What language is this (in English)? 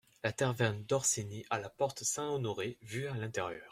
French